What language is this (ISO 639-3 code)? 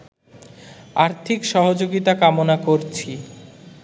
ben